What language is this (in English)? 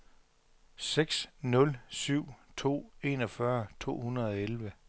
Danish